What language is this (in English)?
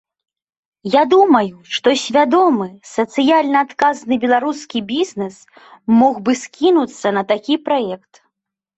Belarusian